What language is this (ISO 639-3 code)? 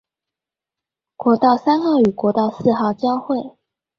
zho